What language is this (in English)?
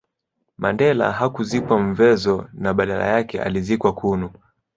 Swahili